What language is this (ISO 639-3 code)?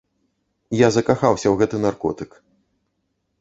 bel